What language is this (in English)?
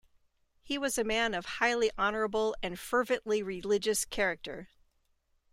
English